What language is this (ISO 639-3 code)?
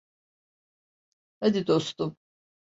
tur